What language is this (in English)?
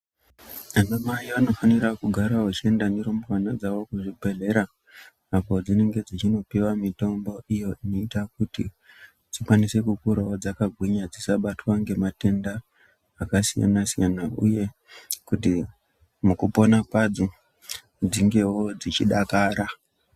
Ndau